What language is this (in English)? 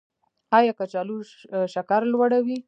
Pashto